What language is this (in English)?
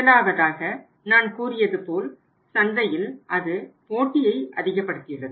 Tamil